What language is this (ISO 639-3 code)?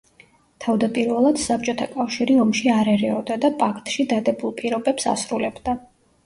kat